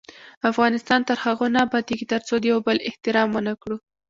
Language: Pashto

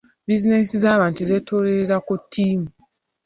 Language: Ganda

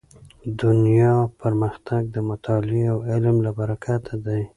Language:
Pashto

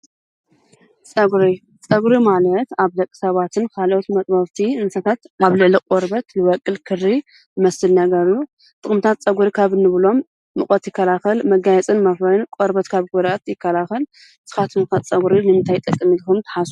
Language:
Tigrinya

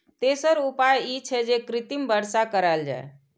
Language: Maithili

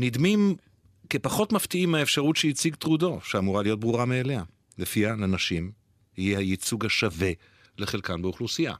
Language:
Hebrew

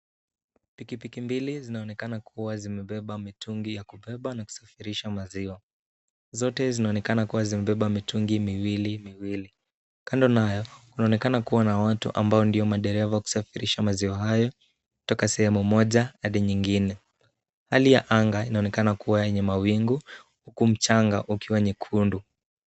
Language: Swahili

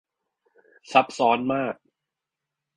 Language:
Thai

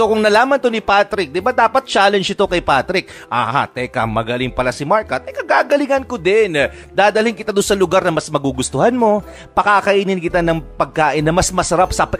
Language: Filipino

